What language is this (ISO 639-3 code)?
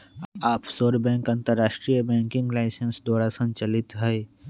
mag